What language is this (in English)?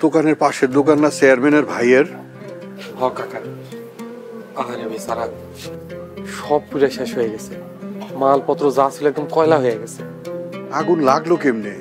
Arabic